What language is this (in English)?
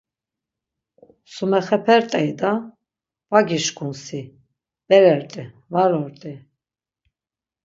Laz